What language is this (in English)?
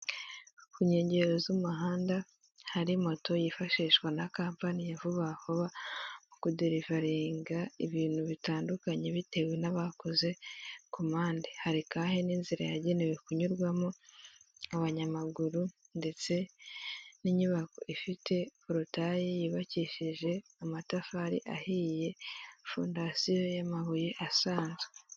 Kinyarwanda